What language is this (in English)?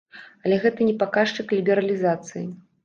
Belarusian